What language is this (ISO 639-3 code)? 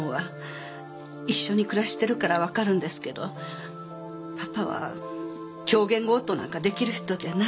jpn